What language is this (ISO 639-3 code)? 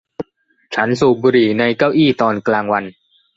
tha